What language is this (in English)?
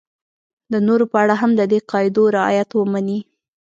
Pashto